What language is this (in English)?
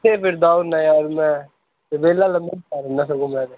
Punjabi